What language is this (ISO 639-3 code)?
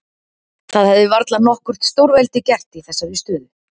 isl